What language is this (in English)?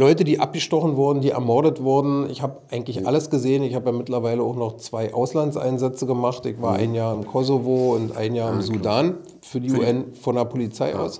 German